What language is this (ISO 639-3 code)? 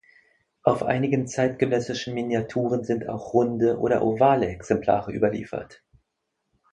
deu